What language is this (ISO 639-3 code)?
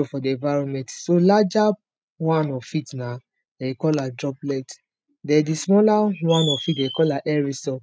pcm